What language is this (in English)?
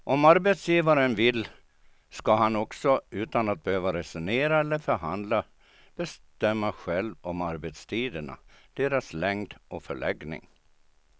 Swedish